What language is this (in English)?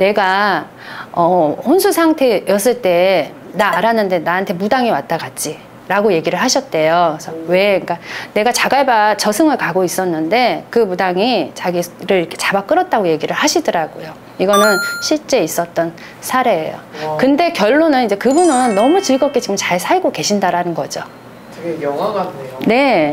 Korean